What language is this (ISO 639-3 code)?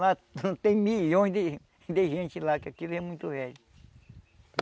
por